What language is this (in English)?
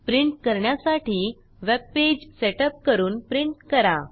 Marathi